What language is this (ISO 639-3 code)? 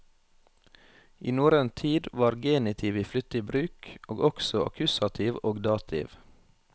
nor